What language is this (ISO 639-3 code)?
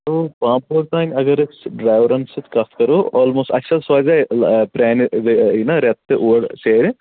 kas